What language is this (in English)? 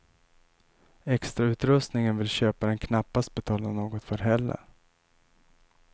Swedish